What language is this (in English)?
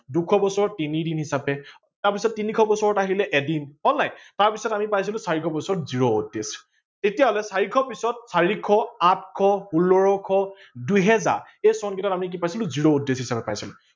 Assamese